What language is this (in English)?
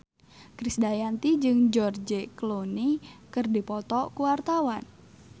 Sundanese